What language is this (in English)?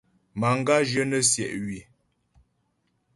Ghomala